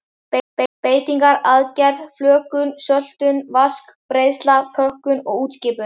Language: Icelandic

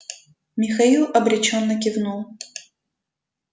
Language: Russian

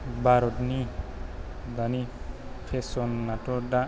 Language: Bodo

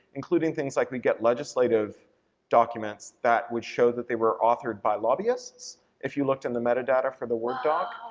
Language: English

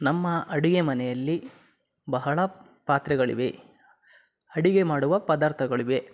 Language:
Kannada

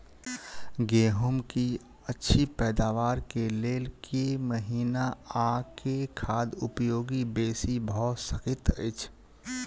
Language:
Maithili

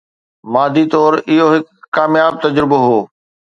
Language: Sindhi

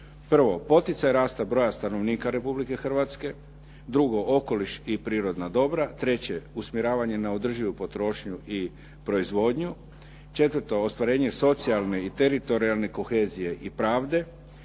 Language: Croatian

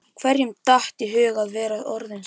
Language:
Icelandic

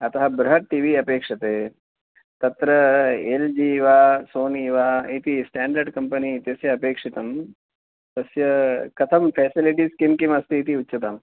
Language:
Sanskrit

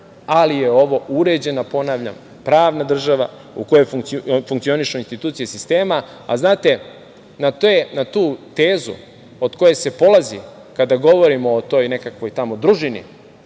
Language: Serbian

